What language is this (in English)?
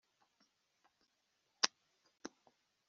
Kinyarwanda